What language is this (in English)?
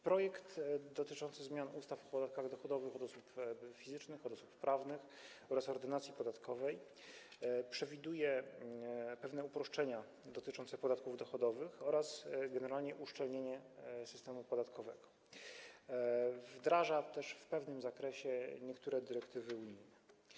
Polish